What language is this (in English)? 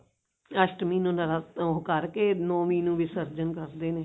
Punjabi